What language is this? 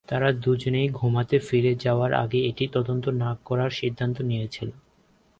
Bangla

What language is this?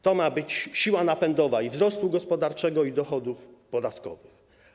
Polish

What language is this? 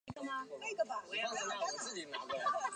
Chinese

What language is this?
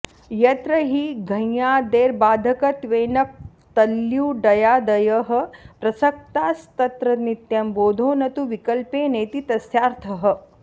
Sanskrit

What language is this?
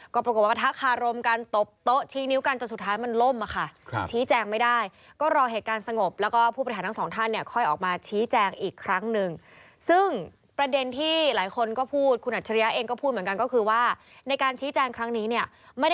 Thai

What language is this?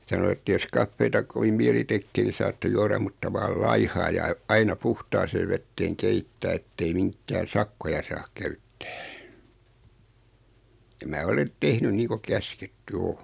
Finnish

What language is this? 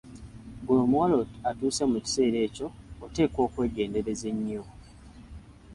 Ganda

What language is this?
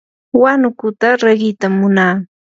Yanahuanca Pasco Quechua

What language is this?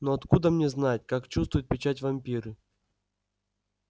Russian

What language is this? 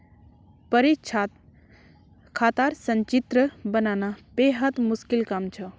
Magahi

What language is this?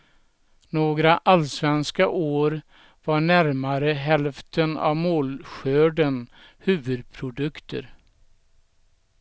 Swedish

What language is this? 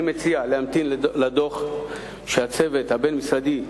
Hebrew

